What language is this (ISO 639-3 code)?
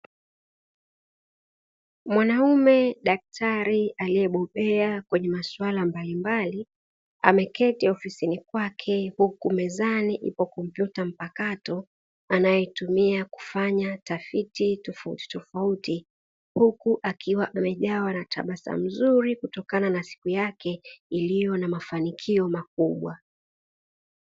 swa